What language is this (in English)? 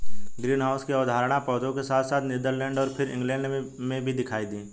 Hindi